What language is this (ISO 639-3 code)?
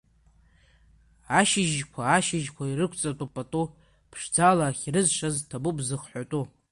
abk